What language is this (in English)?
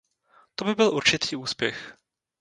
Czech